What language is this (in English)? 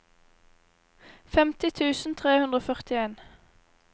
Norwegian